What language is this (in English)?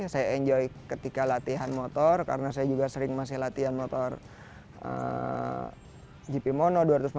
Indonesian